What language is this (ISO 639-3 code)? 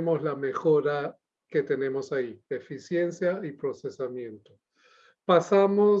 spa